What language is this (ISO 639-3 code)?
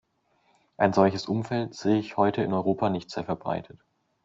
deu